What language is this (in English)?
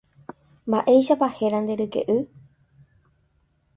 Guarani